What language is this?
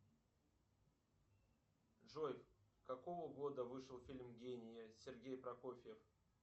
Russian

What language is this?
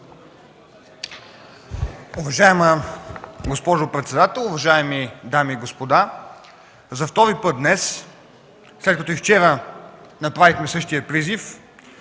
Bulgarian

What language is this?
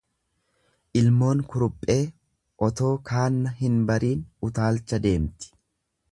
Oromo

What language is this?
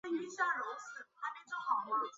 Chinese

